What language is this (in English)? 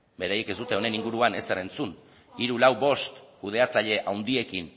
Basque